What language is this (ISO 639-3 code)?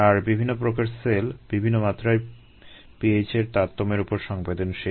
ben